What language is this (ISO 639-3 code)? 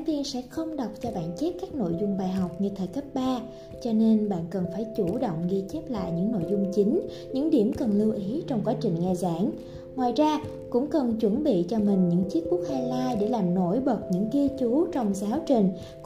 vie